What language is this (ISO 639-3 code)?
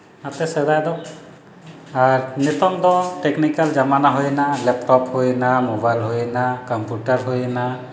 sat